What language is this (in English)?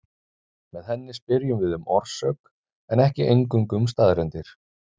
Icelandic